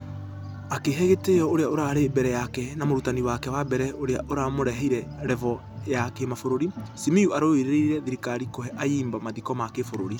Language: Kikuyu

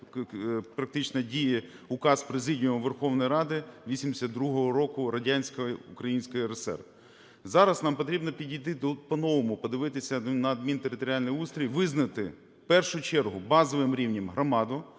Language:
Ukrainian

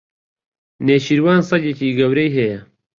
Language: Central Kurdish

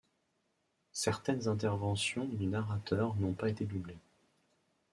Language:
French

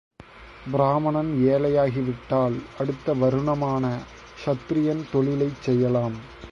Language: Tamil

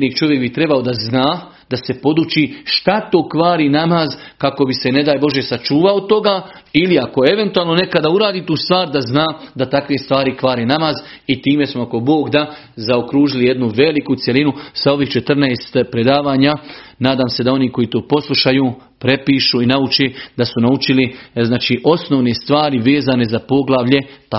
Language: Croatian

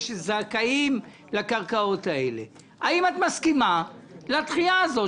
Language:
Hebrew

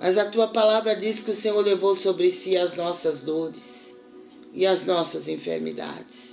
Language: Portuguese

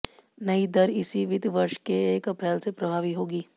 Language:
Hindi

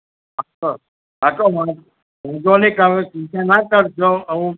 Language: Gujarati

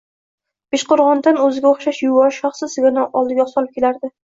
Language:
Uzbek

